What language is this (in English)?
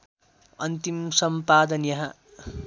Nepali